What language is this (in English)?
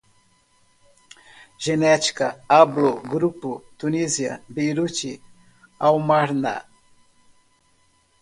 Portuguese